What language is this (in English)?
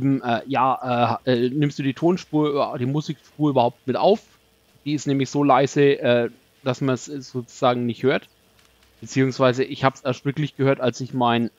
German